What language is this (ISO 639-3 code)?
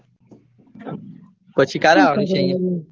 guj